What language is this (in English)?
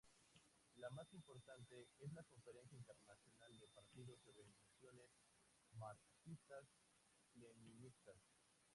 Spanish